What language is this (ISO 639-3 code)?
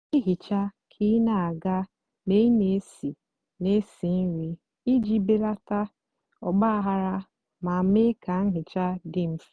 ibo